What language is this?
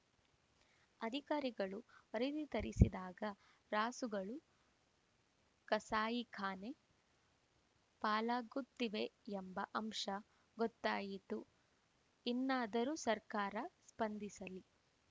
Kannada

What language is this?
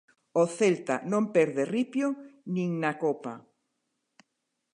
Galician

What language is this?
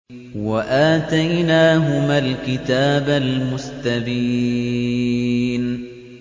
Arabic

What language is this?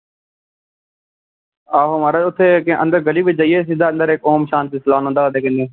Dogri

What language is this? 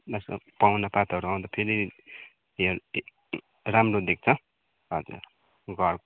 Nepali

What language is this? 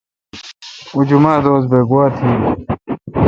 Kalkoti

